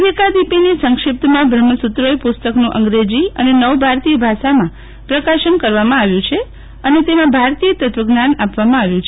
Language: Gujarati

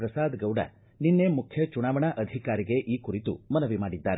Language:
Kannada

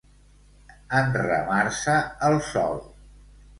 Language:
Catalan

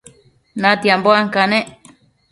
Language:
Matsés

